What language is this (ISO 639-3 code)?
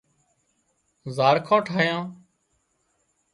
kxp